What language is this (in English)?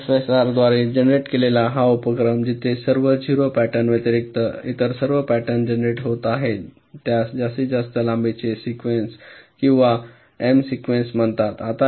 Marathi